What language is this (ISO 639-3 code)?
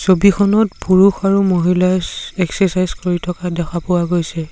asm